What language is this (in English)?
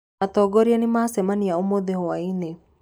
Kikuyu